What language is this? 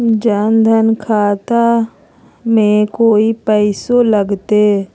Magahi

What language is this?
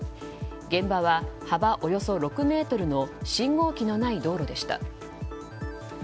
Japanese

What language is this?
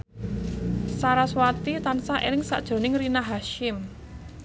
Javanese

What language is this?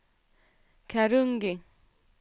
Swedish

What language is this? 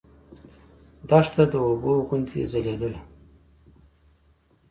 Pashto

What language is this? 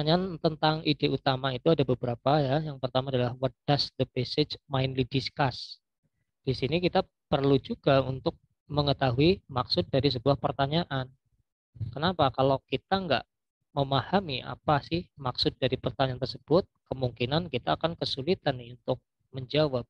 Indonesian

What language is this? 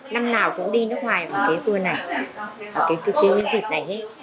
Vietnamese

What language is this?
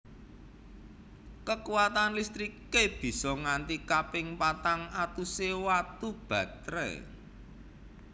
Javanese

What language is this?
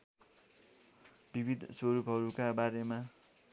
Nepali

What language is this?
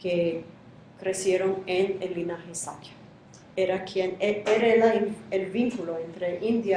Spanish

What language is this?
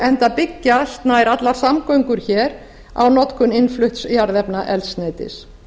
Icelandic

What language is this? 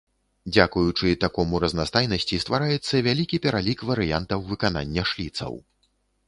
Belarusian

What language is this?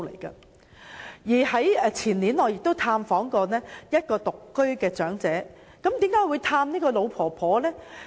Cantonese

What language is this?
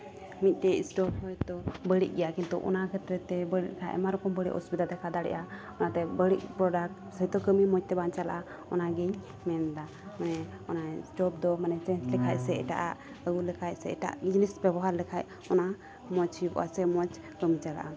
Santali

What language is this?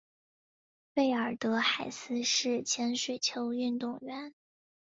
Chinese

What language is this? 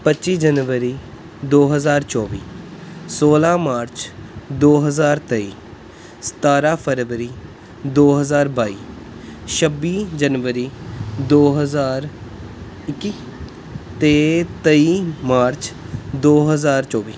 Punjabi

